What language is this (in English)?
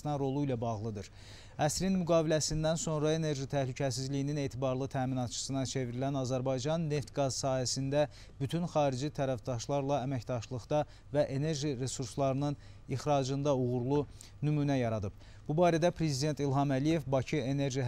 Turkish